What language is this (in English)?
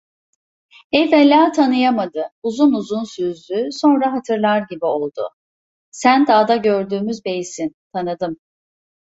Turkish